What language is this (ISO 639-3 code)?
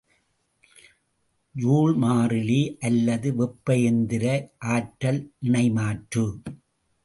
tam